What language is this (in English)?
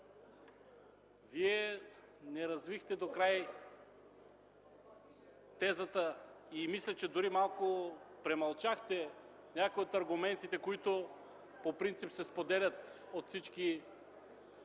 Bulgarian